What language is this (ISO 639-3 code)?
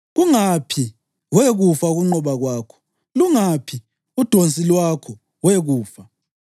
nde